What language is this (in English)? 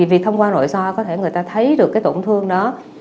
Vietnamese